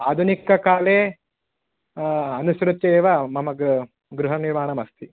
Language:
Sanskrit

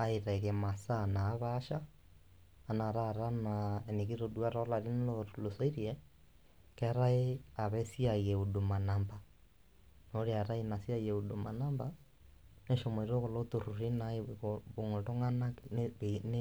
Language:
Masai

